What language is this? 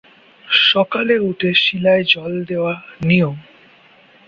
Bangla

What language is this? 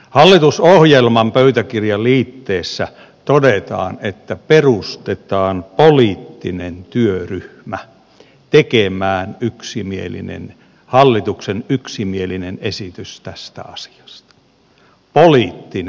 Finnish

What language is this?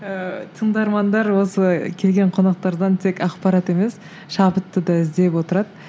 Kazakh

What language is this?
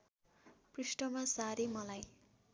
Nepali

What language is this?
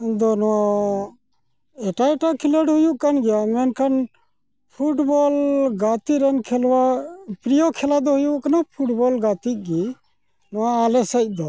Santali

